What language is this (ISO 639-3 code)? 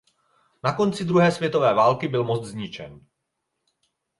ces